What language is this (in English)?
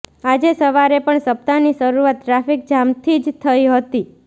Gujarati